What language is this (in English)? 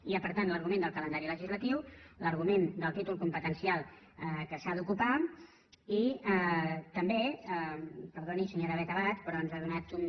Catalan